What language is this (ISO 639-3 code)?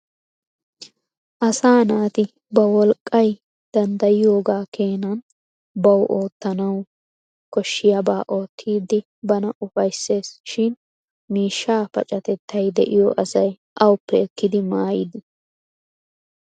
wal